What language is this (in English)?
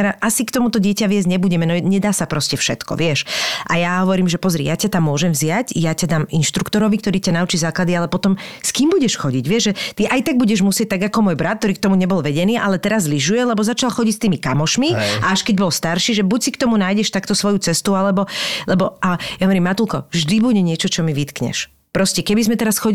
Slovak